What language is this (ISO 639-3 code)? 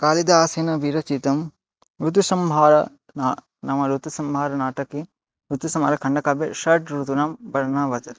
san